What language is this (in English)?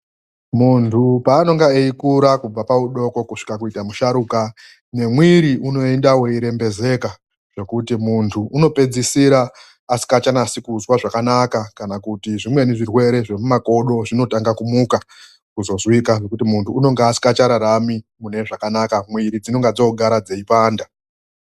Ndau